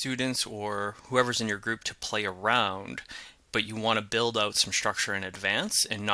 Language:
English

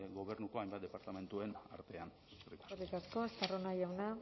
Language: Basque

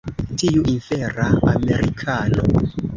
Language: Esperanto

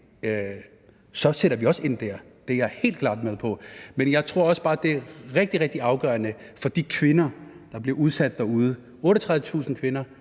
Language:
Danish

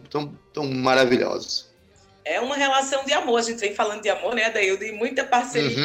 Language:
Portuguese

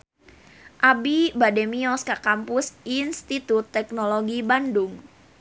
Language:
Sundanese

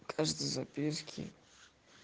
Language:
Russian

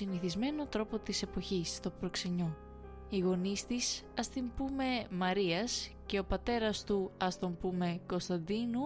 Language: Greek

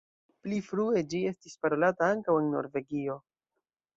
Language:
Esperanto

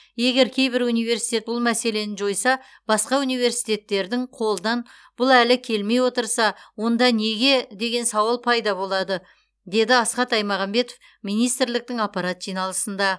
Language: Kazakh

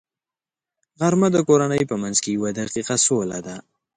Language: Pashto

